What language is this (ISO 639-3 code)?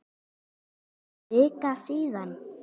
isl